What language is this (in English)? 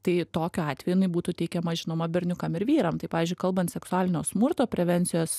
Lithuanian